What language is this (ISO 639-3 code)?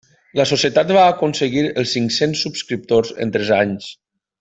cat